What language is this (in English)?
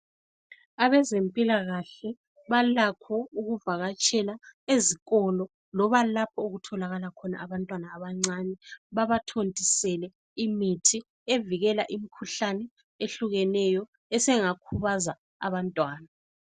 North Ndebele